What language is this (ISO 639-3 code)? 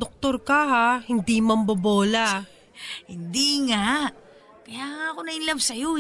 fil